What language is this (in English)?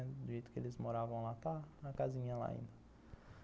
Portuguese